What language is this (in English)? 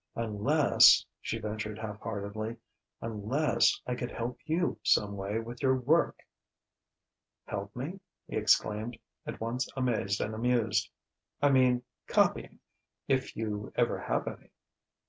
English